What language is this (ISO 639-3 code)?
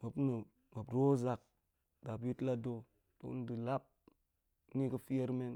ank